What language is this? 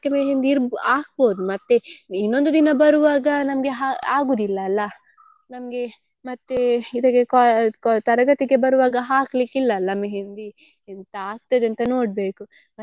Kannada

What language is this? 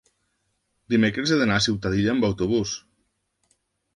Catalan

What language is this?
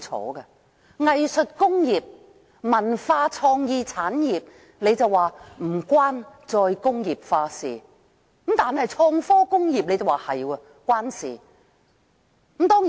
Cantonese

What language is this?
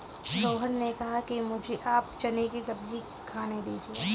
Hindi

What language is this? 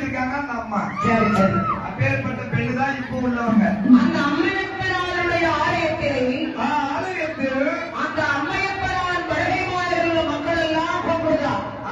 Arabic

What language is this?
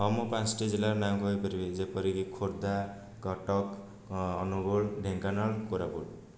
Odia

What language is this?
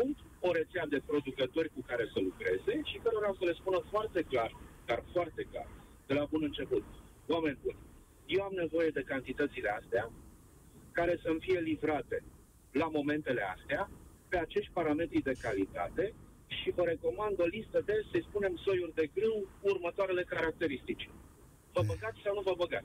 Romanian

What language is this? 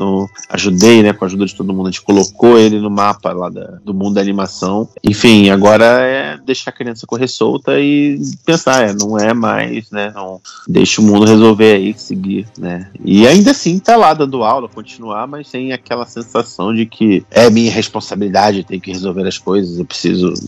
Portuguese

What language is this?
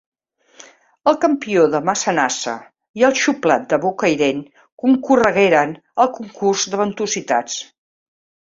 Catalan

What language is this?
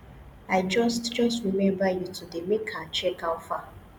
Nigerian Pidgin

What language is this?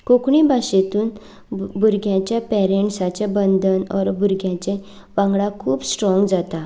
Konkani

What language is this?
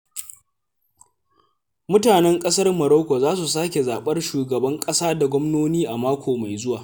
Hausa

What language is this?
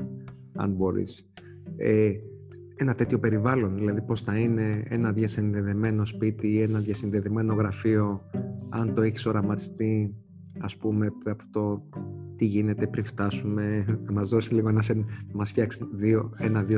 Greek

